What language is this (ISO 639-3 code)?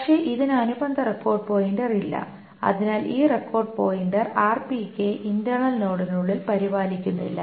mal